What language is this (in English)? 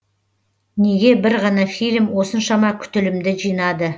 Kazakh